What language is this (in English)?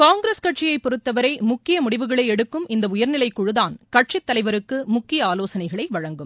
Tamil